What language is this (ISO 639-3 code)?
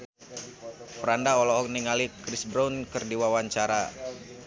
sun